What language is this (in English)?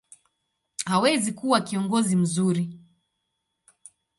Swahili